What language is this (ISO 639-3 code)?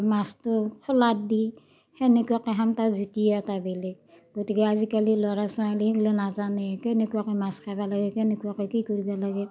asm